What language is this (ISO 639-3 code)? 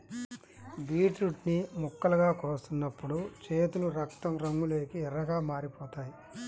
tel